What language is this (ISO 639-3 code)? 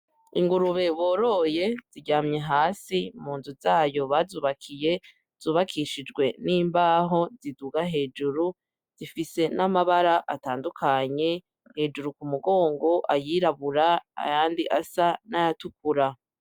run